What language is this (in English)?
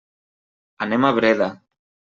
Catalan